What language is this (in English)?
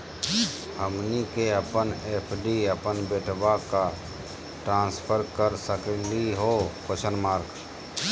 Magahi